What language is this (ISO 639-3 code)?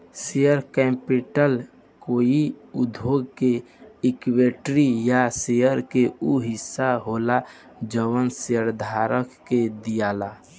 bho